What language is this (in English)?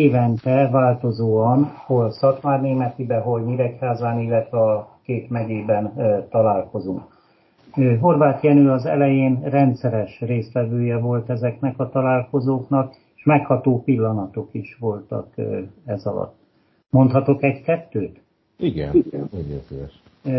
Hungarian